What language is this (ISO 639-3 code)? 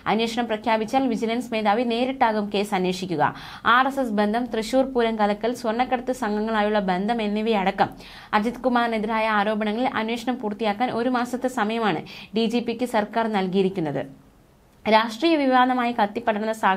mal